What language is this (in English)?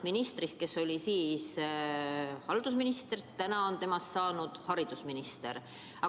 Estonian